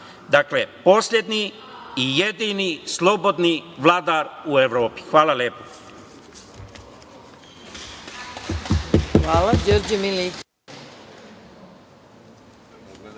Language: Serbian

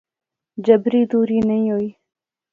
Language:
Pahari-Potwari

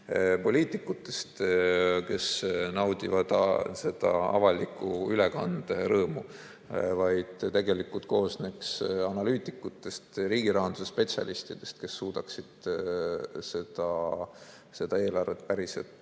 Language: Estonian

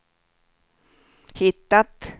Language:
Swedish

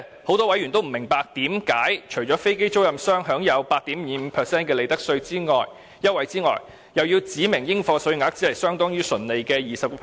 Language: Cantonese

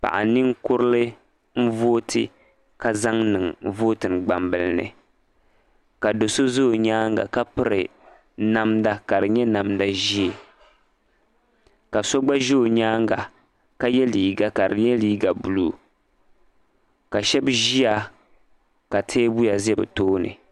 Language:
Dagbani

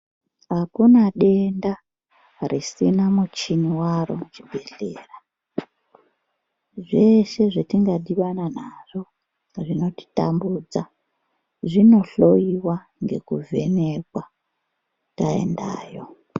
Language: Ndau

